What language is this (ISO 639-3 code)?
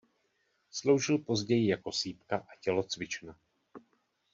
ces